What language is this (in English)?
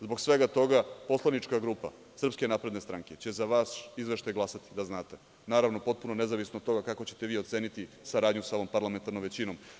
Serbian